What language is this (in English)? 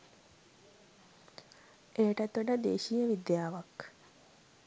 Sinhala